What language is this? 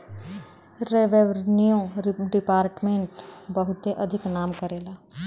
Bhojpuri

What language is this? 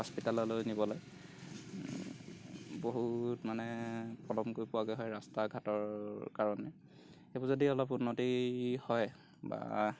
Assamese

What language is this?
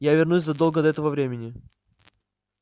Russian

